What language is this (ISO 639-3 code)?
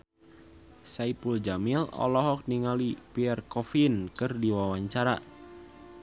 sun